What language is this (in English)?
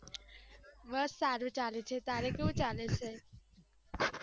Gujarati